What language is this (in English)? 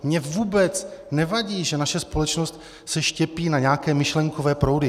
Czech